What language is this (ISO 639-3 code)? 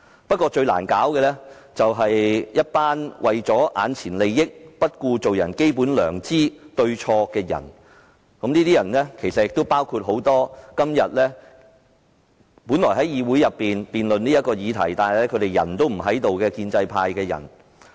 yue